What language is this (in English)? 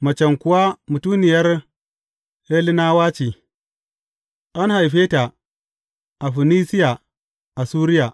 Hausa